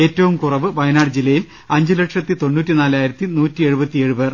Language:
Malayalam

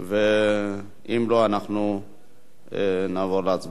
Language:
Hebrew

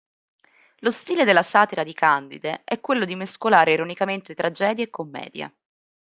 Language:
Italian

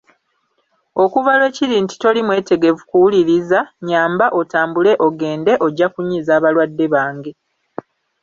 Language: Ganda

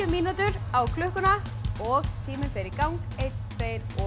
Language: Icelandic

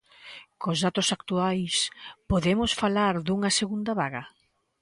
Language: Galician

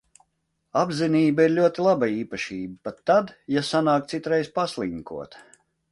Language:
Latvian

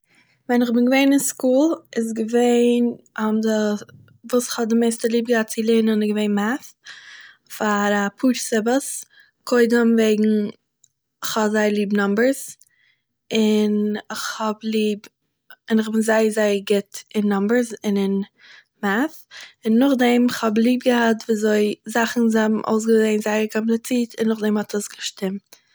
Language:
Yiddish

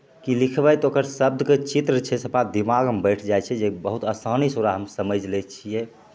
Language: Maithili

